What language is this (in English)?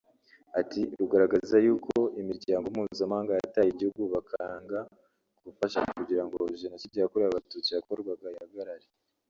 Kinyarwanda